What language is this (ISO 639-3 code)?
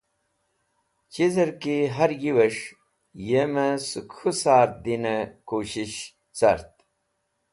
wbl